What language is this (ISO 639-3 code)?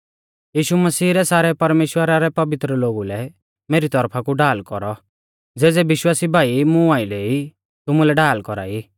bfz